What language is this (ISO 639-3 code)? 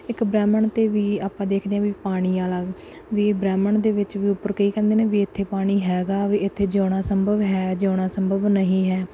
pan